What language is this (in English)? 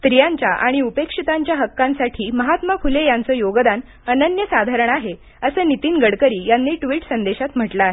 Marathi